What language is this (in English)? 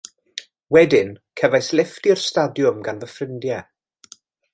Welsh